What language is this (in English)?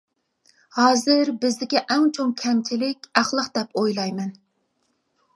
Uyghur